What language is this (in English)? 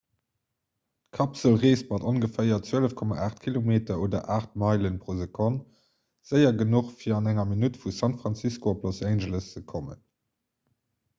Luxembourgish